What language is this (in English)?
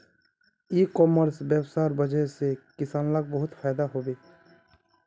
Magahi